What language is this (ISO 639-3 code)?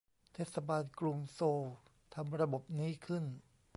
tha